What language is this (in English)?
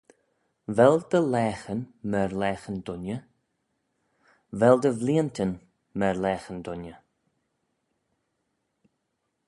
Manx